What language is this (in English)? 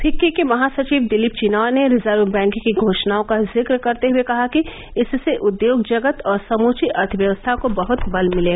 Hindi